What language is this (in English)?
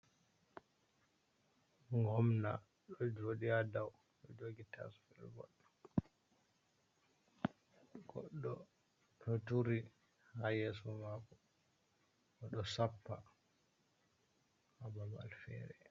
Fula